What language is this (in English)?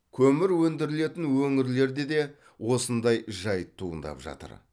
Kazakh